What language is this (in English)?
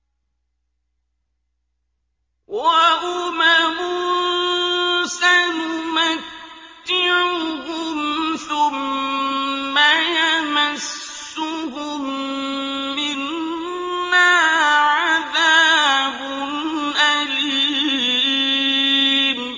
Arabic